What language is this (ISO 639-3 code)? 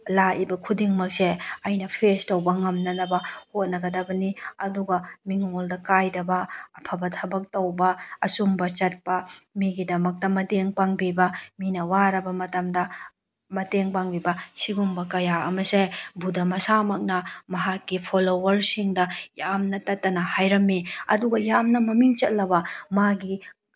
mni